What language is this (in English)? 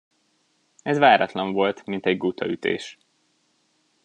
Hungarian